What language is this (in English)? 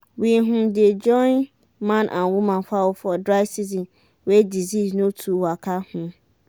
Nigerian Pidgin